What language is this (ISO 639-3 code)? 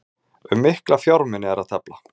isl